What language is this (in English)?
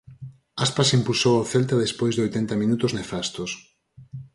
Galician